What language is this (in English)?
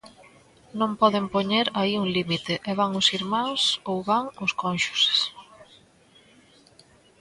Galician